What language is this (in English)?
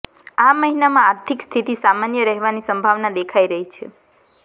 Gujarati